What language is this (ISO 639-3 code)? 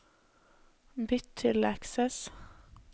nor